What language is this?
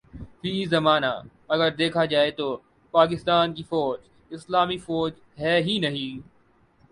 Urdu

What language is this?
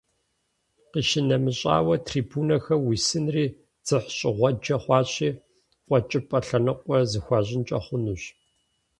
Kabardian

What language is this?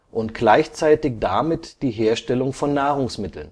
German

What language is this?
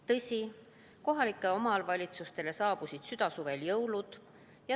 Estonian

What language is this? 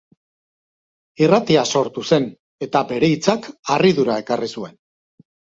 Basque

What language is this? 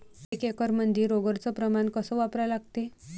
Marathi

